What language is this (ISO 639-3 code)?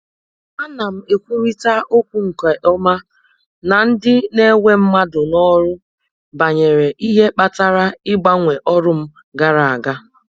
ibo